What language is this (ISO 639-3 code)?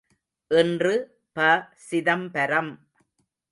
tam